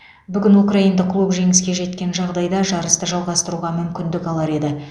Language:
Kazakh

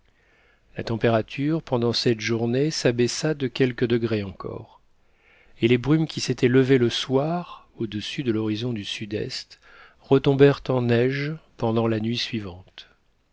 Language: French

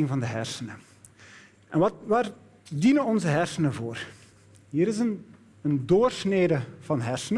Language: Dutch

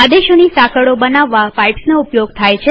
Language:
Gujarati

